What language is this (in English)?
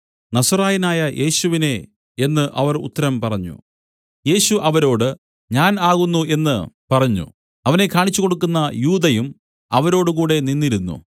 Malayalam